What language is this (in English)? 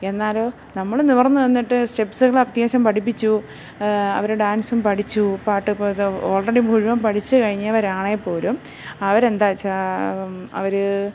Malayalam